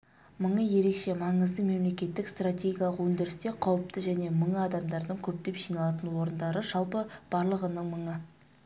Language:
Kazakh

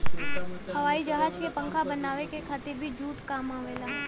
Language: Bhojpuri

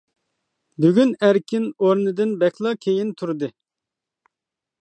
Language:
Uyghur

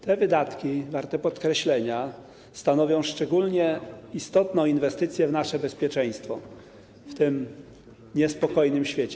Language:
Polish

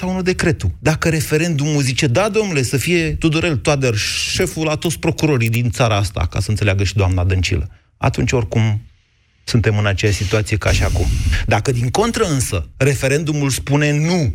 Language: Romanian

